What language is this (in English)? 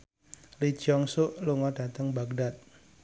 Javanese